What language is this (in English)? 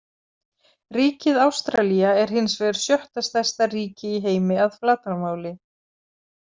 Icelandic